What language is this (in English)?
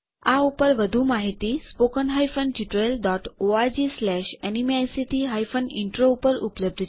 Gujarati